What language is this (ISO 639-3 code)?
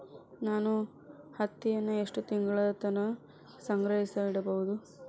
kan